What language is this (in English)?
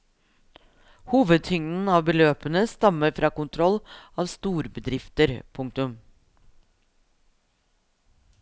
Norwegian